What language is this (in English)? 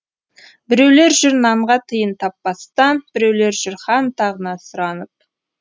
Kazakh